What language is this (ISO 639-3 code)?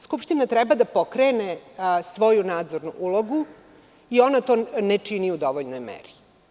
srp